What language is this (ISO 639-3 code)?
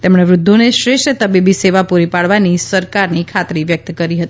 guj